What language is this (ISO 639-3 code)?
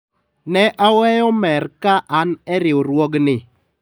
luo